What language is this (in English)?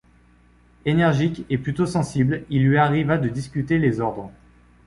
French